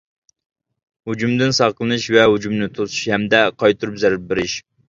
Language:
Uyghur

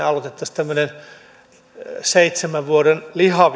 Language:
Finnish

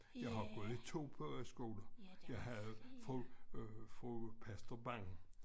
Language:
Danish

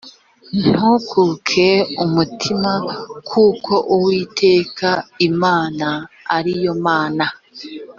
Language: Kinyarwanda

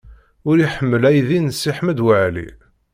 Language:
Kabyle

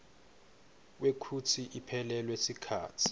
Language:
Swati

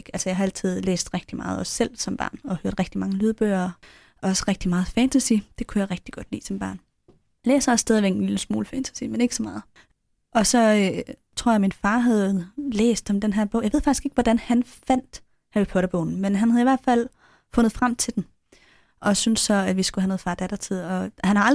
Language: Danish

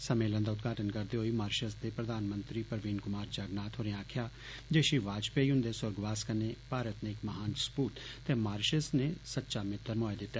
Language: Dogri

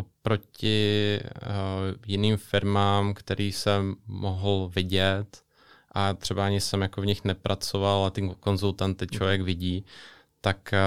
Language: Czech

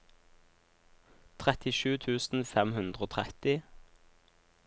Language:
Norwegian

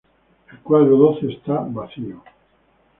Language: Spanish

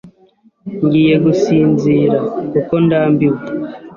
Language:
Kinyarwanda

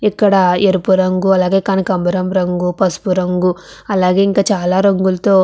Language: Telugu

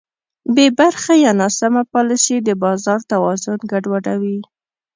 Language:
Pashto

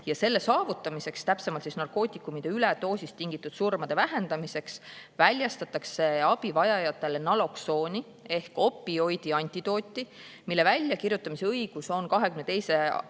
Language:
Estonian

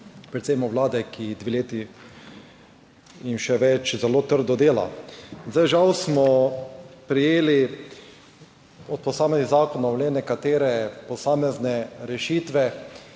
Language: Slovenian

